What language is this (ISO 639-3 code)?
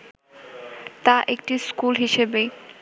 ben